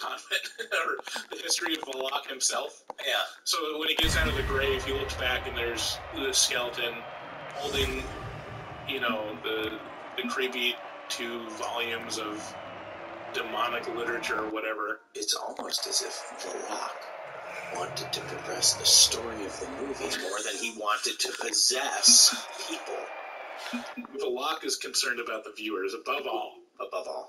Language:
English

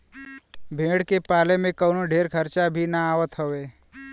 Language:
Bhojpuri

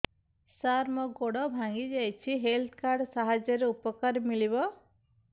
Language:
Odia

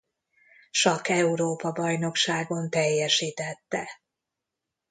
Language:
Hungarian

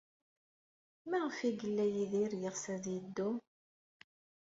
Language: Kabyle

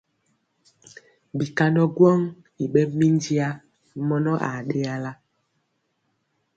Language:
Mpiemo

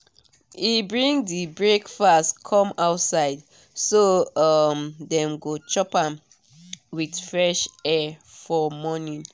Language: Nigerian Pidgin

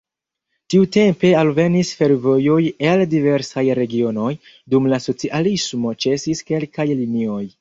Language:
Esperanto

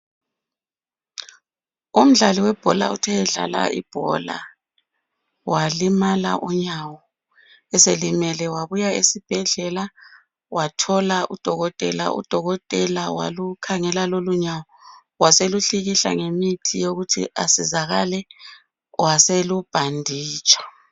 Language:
North Ndebele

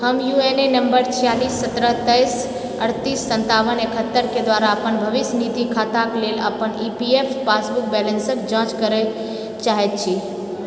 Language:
Maithili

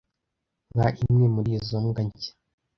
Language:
Kinyarwanda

